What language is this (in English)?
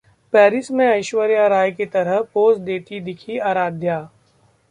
Hindi